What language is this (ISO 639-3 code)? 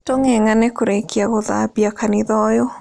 kik